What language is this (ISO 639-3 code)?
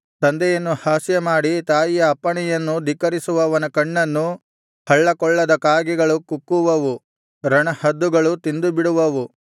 kan